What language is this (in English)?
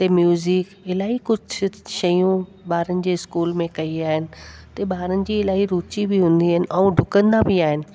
Sindhi